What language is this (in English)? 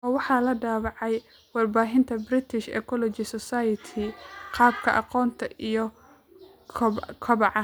Somali